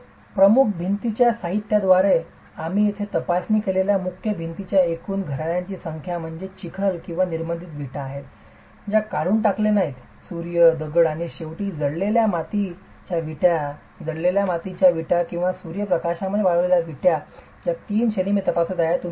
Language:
Marathi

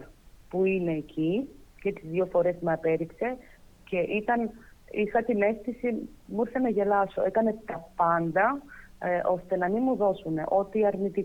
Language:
Greek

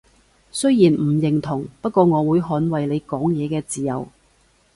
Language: Cantonese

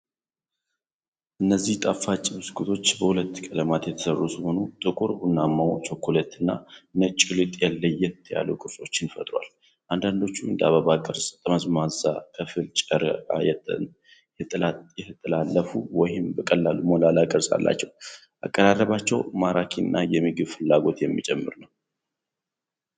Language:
Amharic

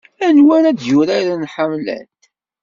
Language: Kabyle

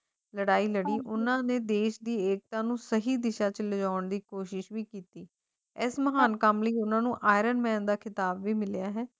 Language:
Punjabi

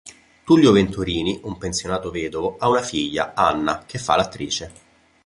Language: Italian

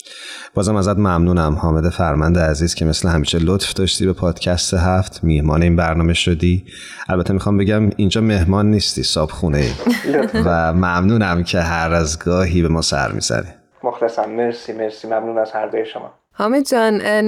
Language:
Persian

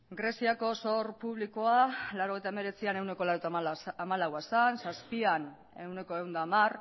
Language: Basque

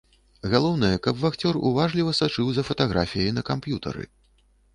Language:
Belarusian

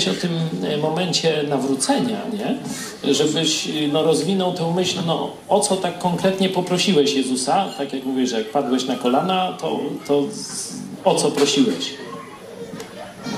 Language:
Polish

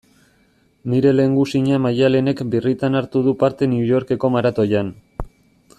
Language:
Basque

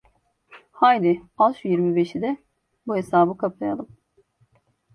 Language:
Turkish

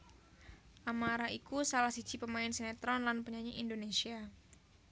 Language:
Javanese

